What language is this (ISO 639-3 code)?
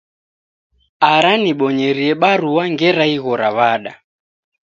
dav